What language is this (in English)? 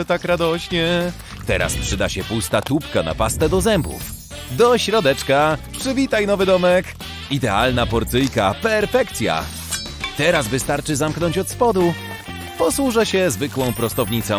Polish